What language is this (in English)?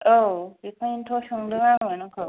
Bodo